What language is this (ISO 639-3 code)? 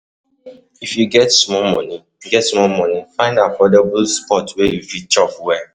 pcm